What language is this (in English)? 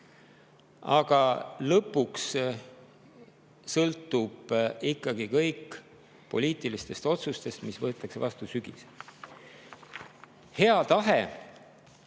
Estonian